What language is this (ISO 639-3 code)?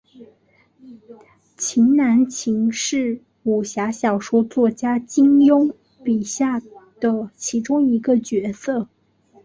zho